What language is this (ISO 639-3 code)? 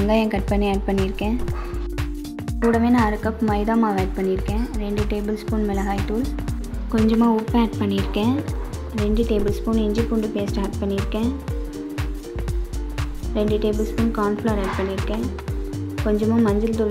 ron